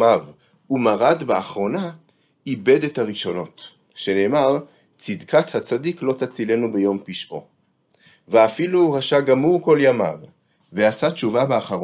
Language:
Hebrew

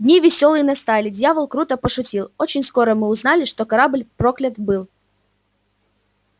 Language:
Russian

